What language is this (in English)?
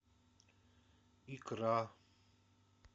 Russian